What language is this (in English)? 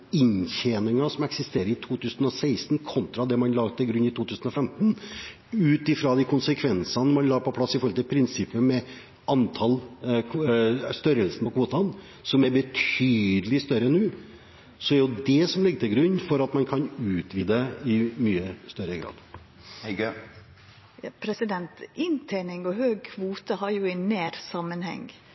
Norwegian